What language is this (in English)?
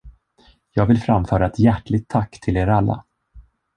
Swedish